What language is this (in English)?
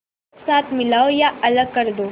Hindi